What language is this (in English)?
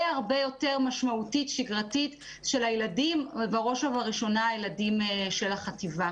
Hebrew